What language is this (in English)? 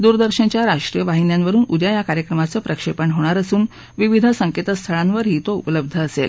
Marathi